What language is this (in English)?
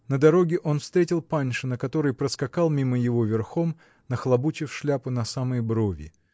Russian